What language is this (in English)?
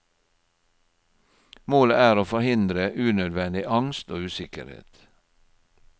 Norwegian